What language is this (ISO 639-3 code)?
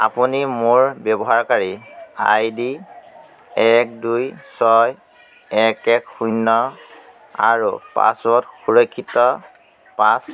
asm